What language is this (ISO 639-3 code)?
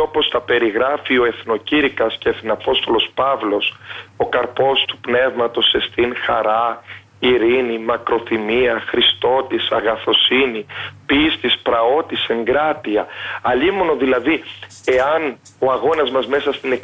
ell